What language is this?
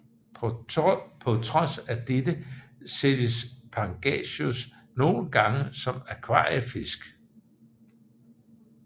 Danish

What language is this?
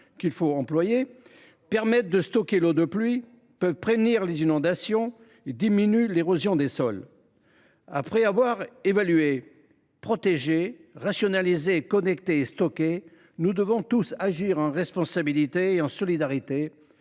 French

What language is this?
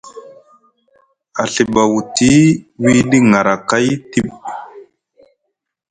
Musgu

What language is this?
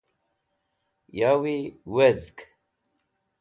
Wakhi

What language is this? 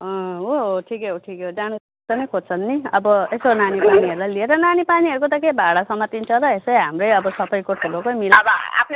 Nepali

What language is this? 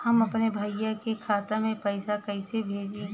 Bhojpuri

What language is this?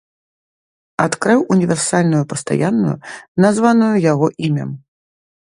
Belarusian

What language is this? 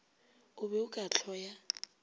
Northern Sotho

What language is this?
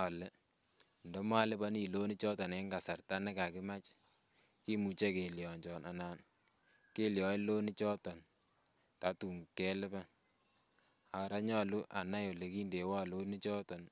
Kalenjin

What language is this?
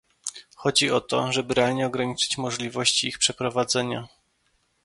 Polish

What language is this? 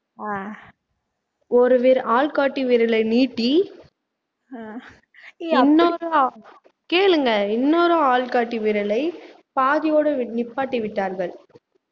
Tamil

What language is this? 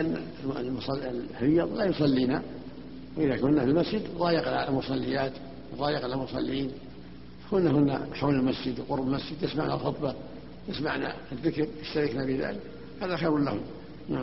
Arabic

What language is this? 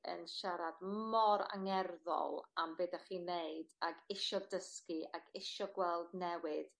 Welsh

